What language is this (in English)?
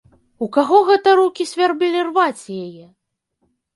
Belarusian